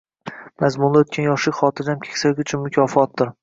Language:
Uzbek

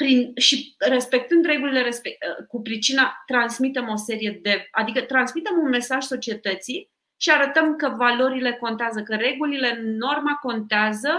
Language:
Romanian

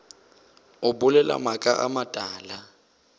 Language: Northern Sotho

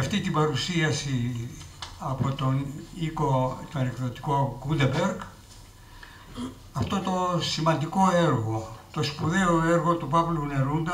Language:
Greek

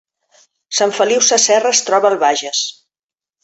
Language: Catalan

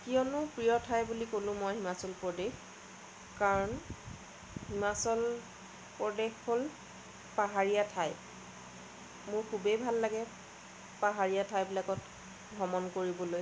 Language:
Assamese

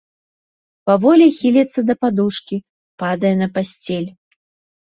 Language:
Belarusian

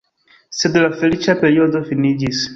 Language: Esperanto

